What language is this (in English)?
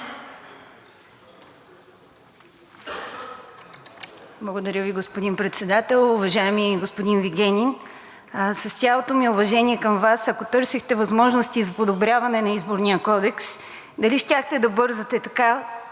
Bulgarian